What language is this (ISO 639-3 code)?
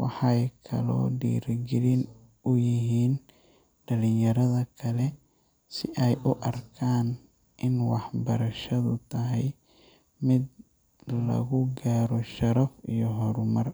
som